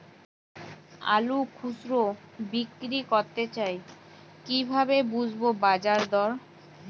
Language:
Bangla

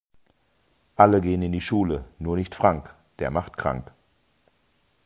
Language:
German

